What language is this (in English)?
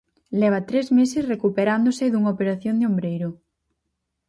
Galician